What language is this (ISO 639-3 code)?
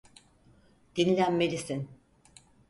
tur